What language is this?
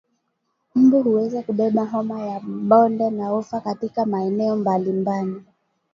Swahili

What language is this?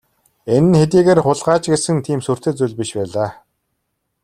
Mongolian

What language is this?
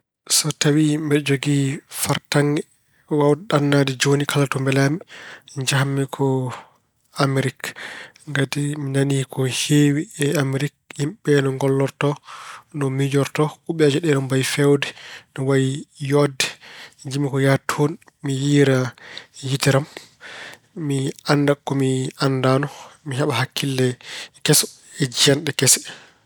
Fula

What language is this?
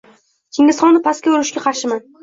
Uzbek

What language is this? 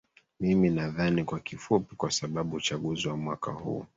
Swahili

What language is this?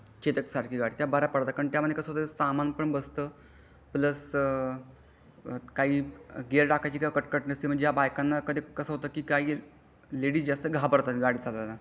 Marathi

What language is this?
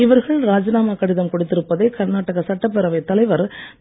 Tamil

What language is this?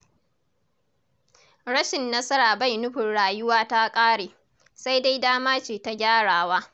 Hausa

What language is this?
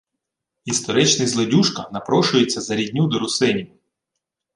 Ukrainian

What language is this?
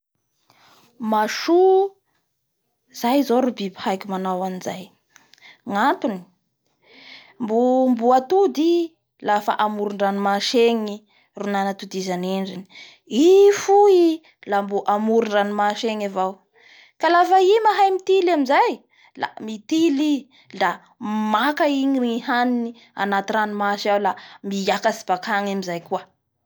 Bara Malagasy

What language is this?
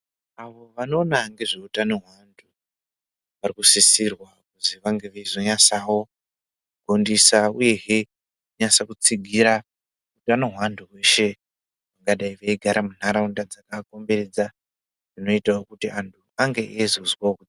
Ndau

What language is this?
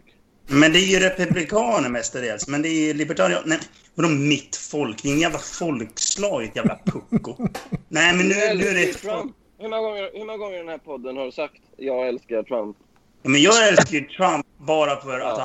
Swedish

